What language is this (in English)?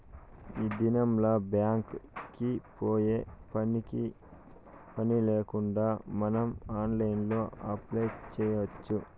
Telugu